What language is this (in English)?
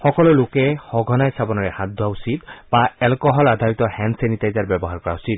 Assamese